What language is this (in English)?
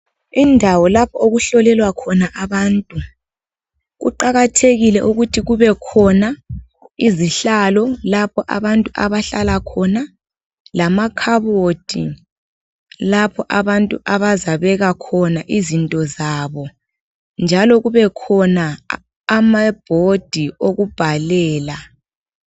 North Ndebele